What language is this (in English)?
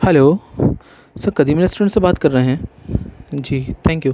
Urdu